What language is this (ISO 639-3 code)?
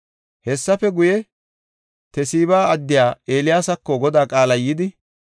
gof